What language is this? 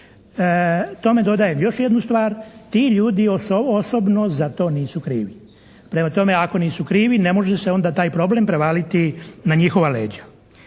Croatian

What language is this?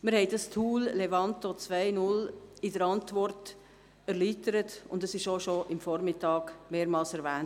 Swiss German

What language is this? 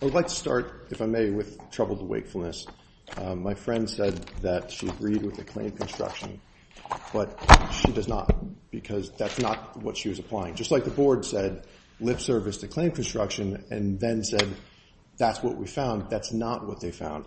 English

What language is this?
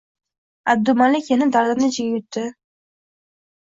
Uzbek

